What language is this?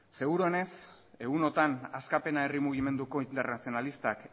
Basque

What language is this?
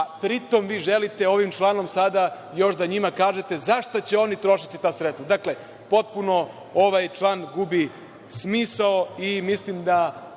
Serbian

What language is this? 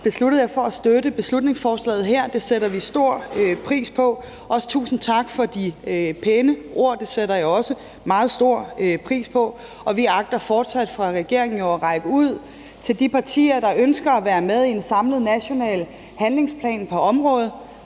Danish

